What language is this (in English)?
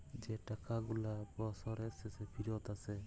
Bangla